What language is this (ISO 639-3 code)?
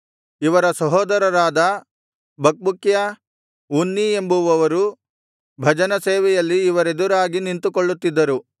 kan